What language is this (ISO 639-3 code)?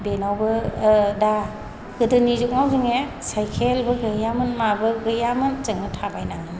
brx